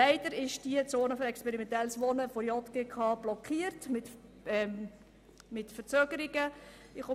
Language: Swiss German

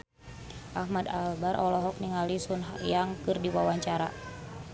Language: Sundanese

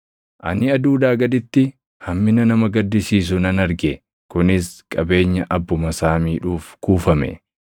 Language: Oromo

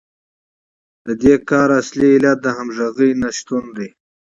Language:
Pashto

